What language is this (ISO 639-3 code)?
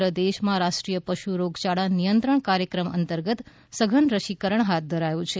guj